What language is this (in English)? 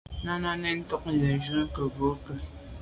Medumba